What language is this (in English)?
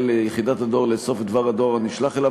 Hebrew